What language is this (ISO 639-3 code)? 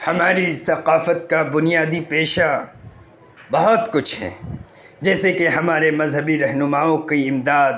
urd